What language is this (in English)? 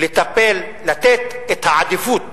Hebrew